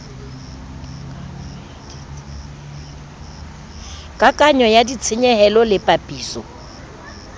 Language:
Southern Sotho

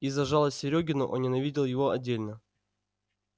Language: Russian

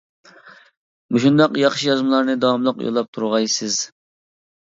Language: Uyghur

